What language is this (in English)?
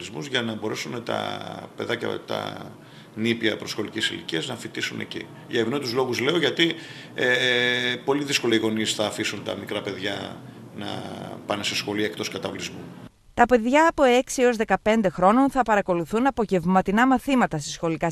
Greek